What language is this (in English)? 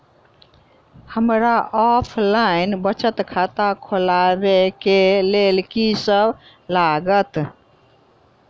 Maithili